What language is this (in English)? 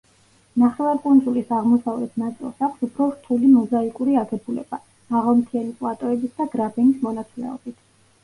Georgian